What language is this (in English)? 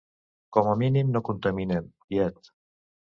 Catalan